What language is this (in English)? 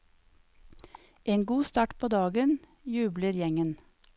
Norwegian